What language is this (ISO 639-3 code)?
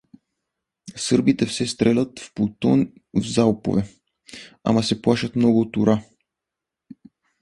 bul